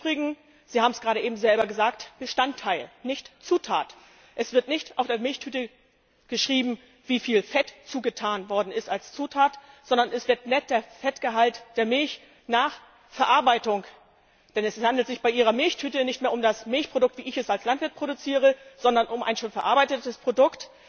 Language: German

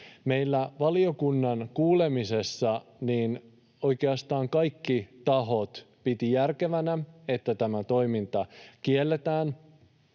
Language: Finnish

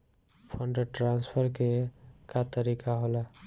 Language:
Bhojpuri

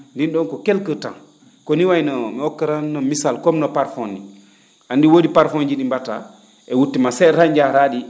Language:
Fula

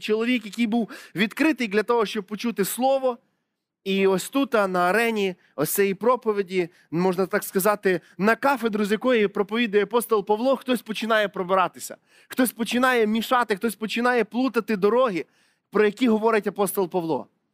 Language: Ukrainian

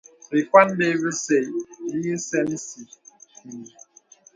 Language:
Bebele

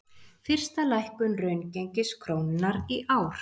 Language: Icelandic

